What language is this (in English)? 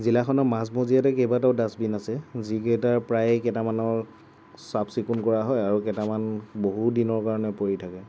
Assamese